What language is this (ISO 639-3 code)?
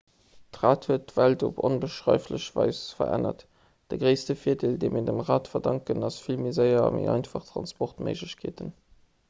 ltz